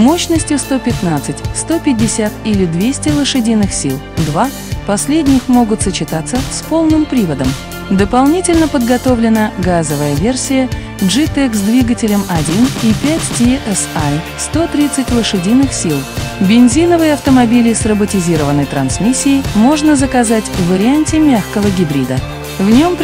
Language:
Russian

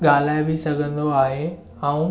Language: Sindhi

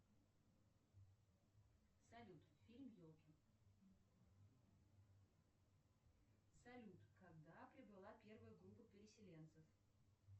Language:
Russian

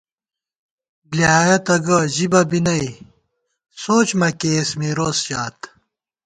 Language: Gawar-Bati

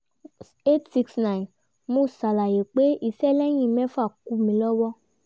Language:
Yoruba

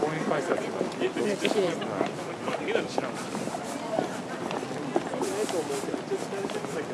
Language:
Japanese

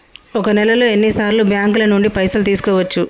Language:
Telugu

